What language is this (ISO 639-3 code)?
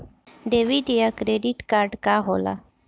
bho